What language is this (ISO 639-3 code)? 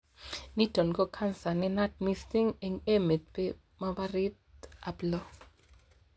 kln